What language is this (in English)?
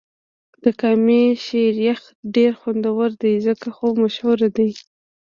Pashto